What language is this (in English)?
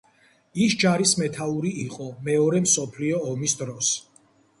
Georgian